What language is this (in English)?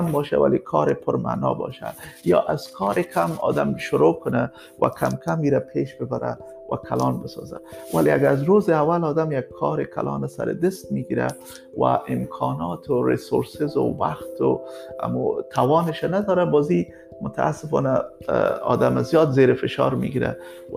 Persian